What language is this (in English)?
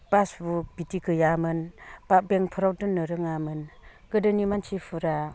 Bodo